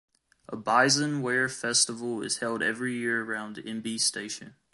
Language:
English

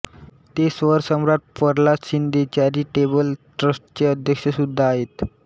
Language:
Marathi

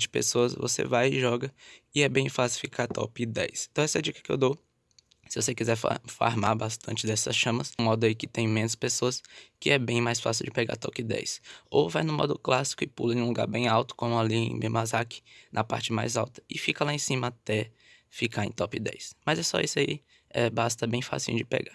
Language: Portuguese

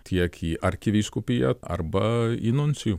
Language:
Lithuanian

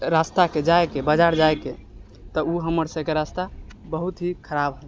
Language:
Maithili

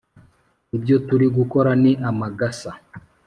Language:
Kinyarwanda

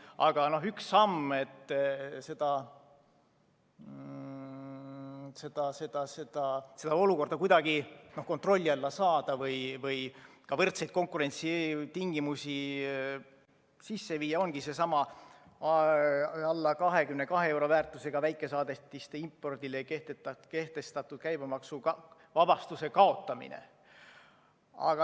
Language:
Estonian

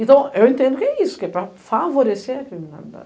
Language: Portuguese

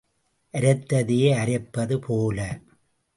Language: Tamil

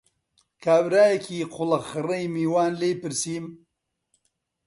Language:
Central Kurdish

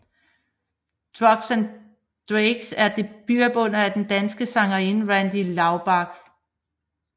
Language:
Danish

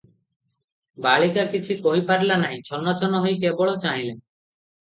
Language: Odia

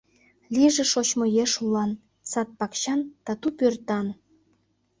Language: Mari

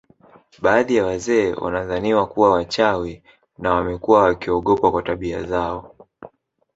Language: Swahili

